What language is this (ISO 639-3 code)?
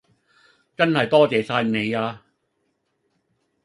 yue